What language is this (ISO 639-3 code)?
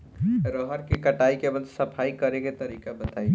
bho